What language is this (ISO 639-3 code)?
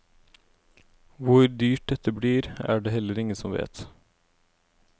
nor